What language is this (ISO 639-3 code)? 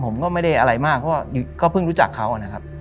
tha